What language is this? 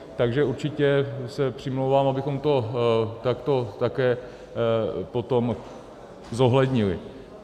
Czech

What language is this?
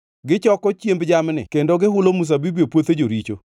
Luo (Kenya and Tanzania)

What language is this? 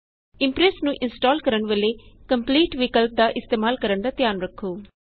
Punjabi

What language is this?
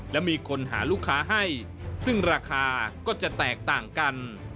Thai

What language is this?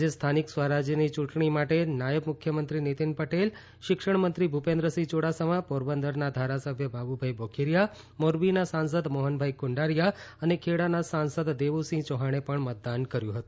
Gujarati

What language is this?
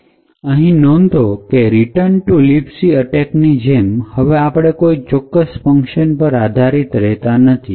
Gujarati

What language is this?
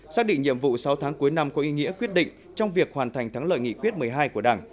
Vietnamese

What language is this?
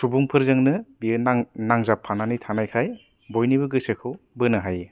Bodo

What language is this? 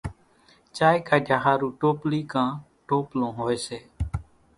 Kachi Koli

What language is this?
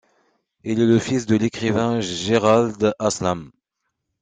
French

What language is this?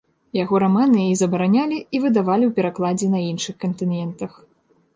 Belarusian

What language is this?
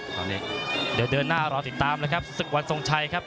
Thai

